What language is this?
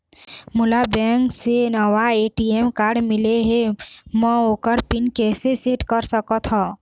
Chhattisgarhi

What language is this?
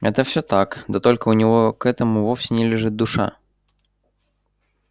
Russian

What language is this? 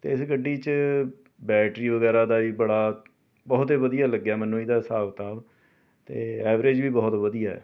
Punjabi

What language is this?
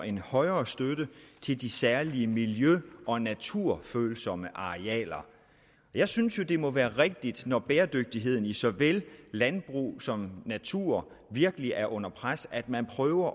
Danish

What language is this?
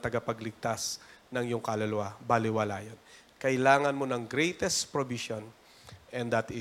Filipino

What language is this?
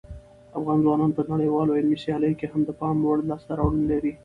Pashto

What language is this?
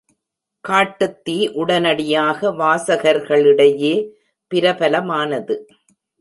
Tamil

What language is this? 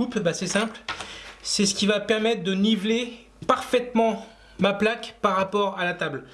French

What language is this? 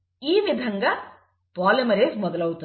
Telugu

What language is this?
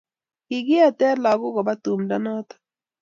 Kalenjin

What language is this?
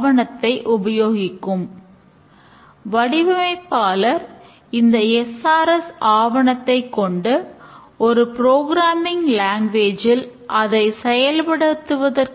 Tamil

